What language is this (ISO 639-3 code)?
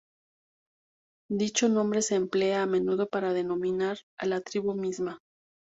spa